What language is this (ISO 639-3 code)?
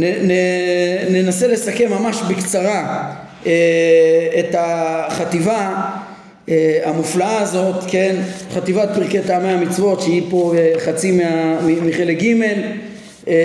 heb